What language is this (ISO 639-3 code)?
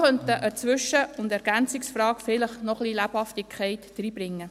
gsw